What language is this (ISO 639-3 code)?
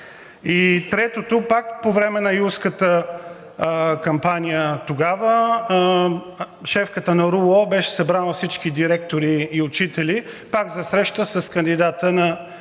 bul